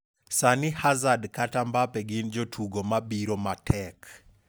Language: Luo (Kenya and Tanzania)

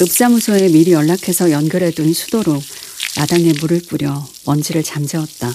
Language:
Korean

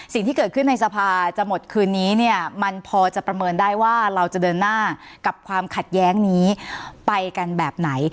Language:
Thai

